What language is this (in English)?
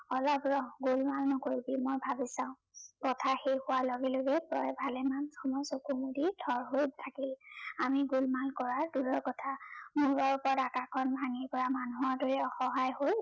Assamese